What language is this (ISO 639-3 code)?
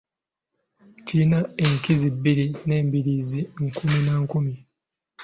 lug